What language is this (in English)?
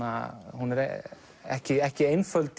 Icelandic